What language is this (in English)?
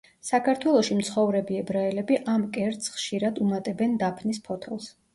Georgian